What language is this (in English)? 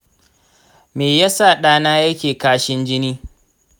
Hausa